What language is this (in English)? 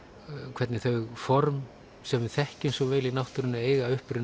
Icelandic